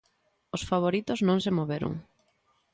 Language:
Galician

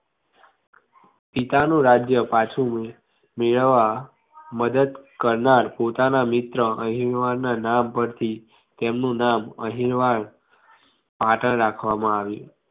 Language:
Gujarati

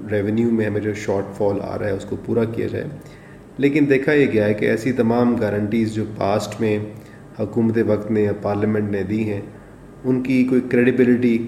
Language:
Urdu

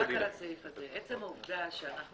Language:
Hebrew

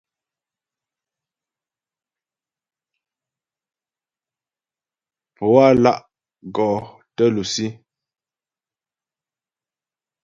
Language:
Ghomala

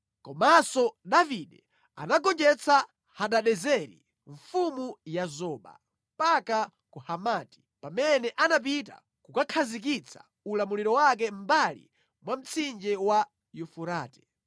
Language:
Nyanja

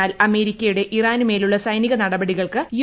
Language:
Malayalam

